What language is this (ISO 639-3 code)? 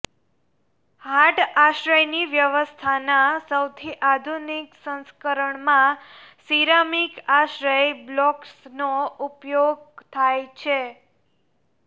guj